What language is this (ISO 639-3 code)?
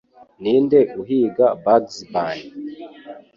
kin